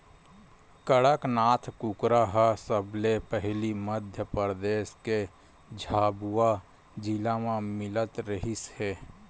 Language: Chhattisgarhi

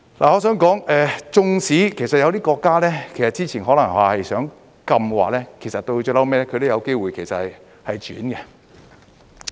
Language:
Cantonese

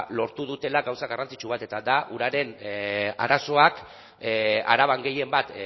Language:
Basque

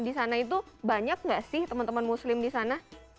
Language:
Indonesian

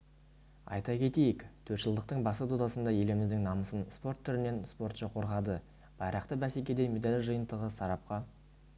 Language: Kazakh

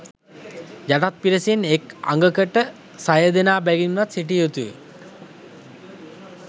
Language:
Sinhala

